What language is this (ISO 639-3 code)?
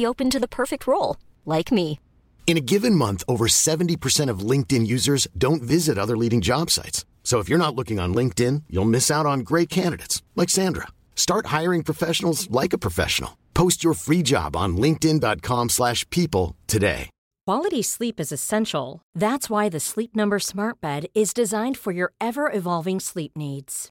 swe